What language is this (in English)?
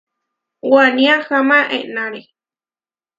Huarijio